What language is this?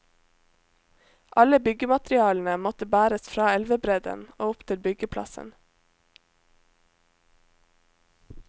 Norwegian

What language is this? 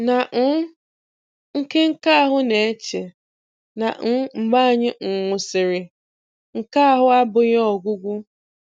Igbo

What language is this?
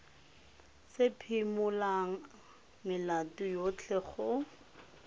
Tswana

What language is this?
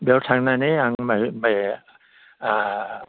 Bodo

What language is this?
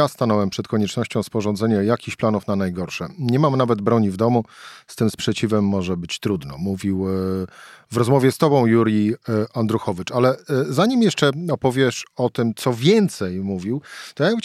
Polish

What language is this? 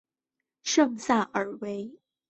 Chinese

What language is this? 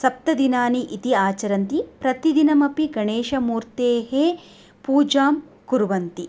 Sanskrit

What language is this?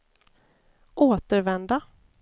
Swedish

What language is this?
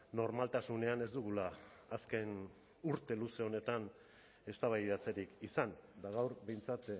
Basque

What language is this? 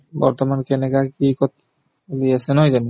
Assamese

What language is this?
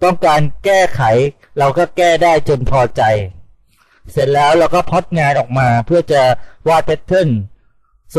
Thai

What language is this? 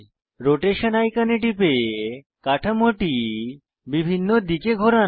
Bangla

